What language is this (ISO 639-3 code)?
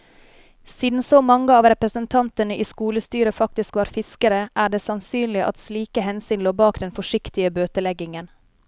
nor